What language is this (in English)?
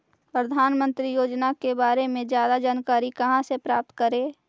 Magahi